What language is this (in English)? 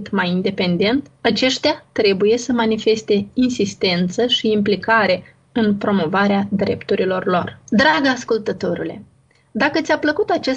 Romanian